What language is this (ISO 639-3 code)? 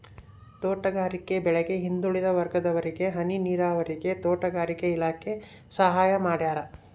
kan